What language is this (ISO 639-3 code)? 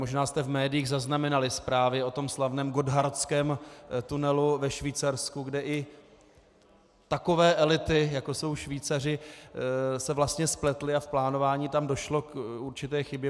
ces